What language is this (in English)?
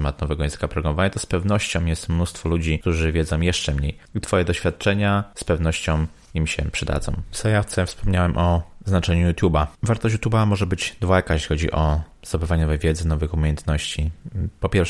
Polish